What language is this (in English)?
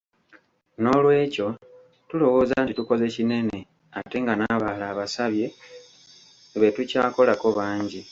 Ganda